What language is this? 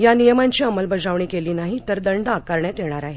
Marathi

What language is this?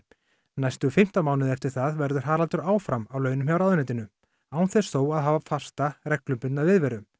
Icelandic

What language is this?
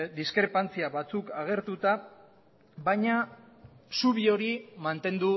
Basque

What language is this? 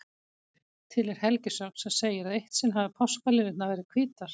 Icelandic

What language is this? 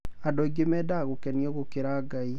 Kikuyu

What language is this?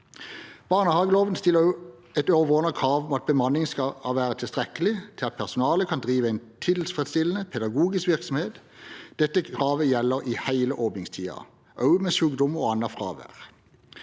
Norwegian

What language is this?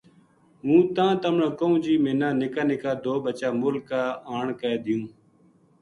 Gujari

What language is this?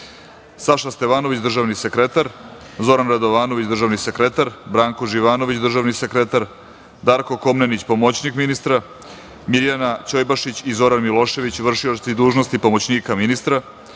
Serbian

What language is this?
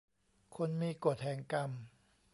Thai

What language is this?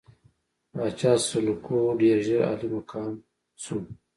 Pashto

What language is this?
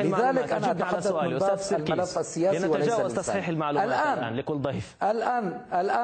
Arabic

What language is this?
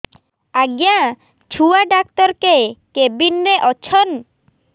Odia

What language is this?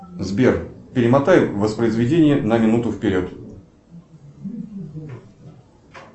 Russian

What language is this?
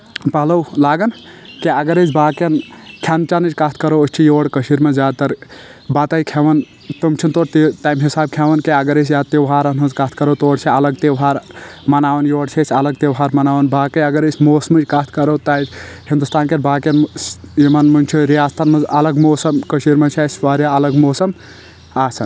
Kashmiri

